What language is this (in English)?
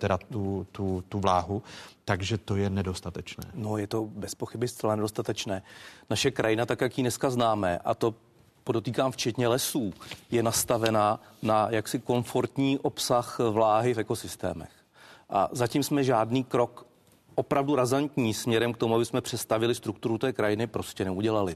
Czech